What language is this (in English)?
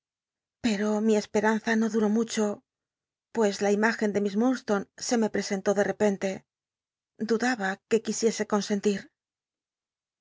Spanish